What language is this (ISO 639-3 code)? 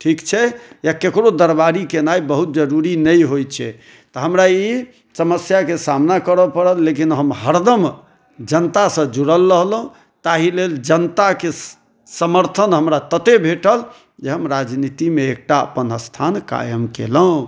mai